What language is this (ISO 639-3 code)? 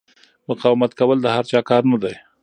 pus